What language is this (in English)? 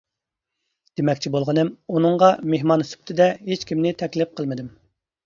Uyghur